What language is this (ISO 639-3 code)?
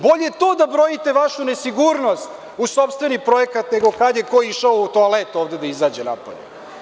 srp